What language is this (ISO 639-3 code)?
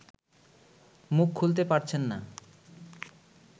ben